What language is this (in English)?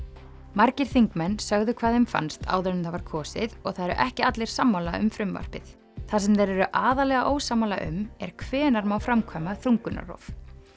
Icelandic